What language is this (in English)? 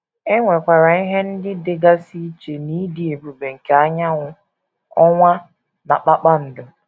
Igbo